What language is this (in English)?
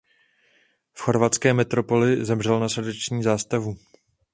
Czech